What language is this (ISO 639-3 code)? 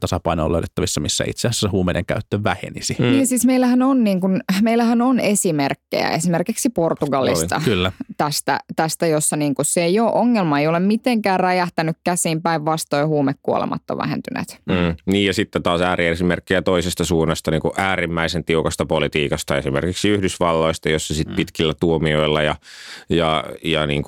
fin